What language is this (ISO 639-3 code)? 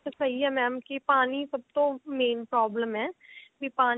pan